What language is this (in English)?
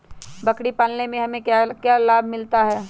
Magahi